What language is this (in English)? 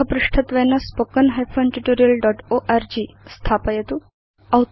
Sanskrit